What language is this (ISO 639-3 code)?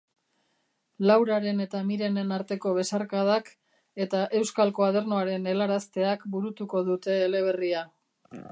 eus